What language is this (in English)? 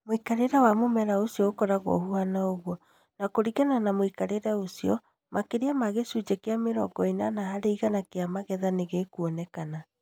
Kikuyu